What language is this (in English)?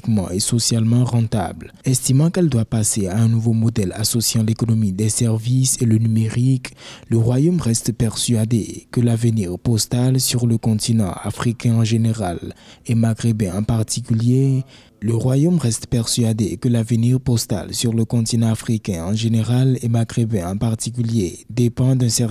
French